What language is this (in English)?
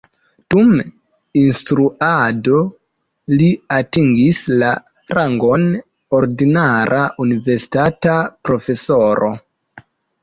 Esperanto